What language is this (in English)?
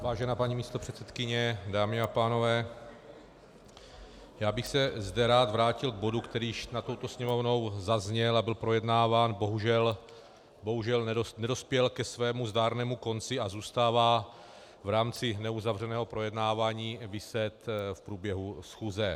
Czech